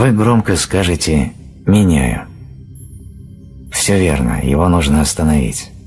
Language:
Russian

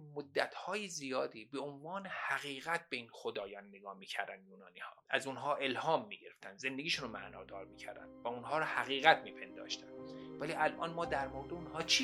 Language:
Persian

